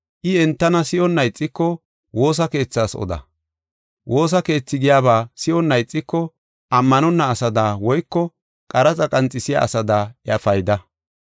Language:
Gofa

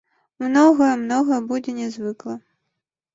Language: Belarusian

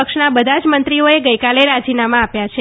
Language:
Gujarati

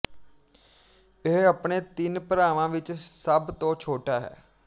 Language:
Punjabi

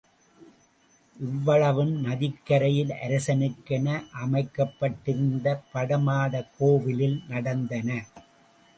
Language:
Tamil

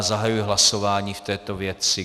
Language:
Czech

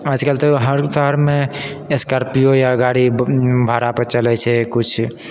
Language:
Maithili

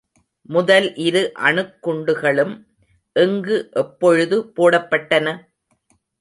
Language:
Tamil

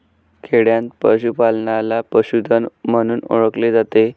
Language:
Marathi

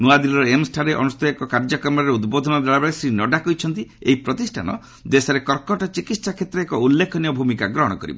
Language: Odia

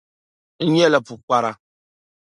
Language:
Dagbani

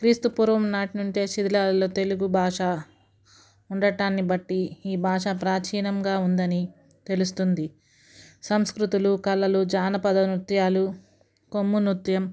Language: Telugu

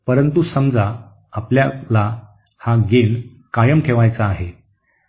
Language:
Marathi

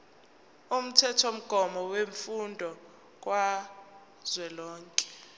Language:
Zulu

